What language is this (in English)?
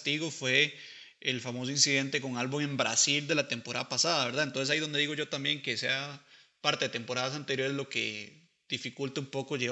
Spanish